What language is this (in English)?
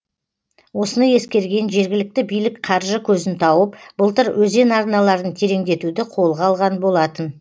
Kazakh